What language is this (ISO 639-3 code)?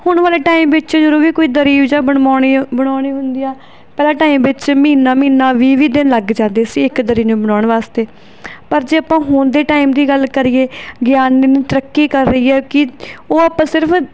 pan